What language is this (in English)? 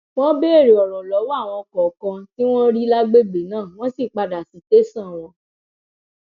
Yoruba